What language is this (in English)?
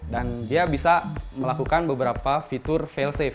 Indonesian